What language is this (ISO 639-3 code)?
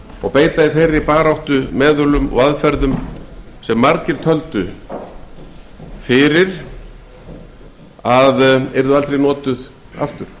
isl